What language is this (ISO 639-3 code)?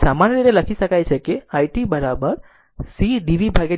guj